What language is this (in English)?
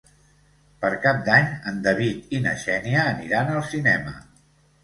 Catalan